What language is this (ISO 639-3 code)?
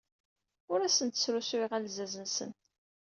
kab